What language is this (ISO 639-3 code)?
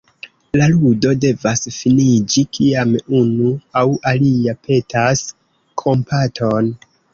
epo